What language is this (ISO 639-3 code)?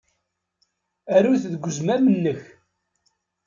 kab